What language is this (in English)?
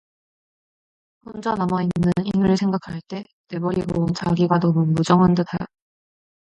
Korean